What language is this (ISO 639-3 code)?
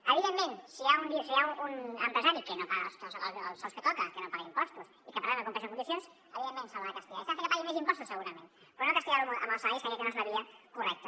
cat